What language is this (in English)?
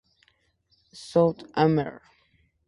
Spanish